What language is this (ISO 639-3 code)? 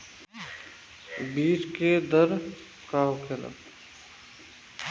bho